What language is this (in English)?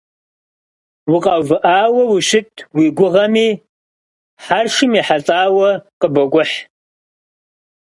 Kabardian